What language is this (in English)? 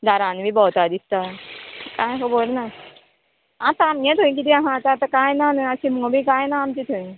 Konkani